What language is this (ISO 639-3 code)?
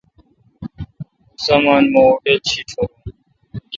xka